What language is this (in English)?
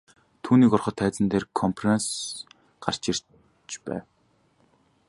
Mongolian